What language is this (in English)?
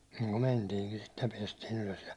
Finnish